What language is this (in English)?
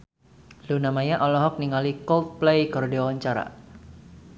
Sundanese